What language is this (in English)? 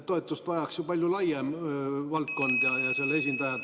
Estonian